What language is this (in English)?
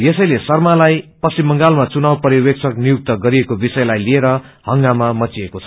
Nepali